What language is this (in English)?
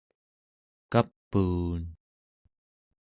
Central Yupik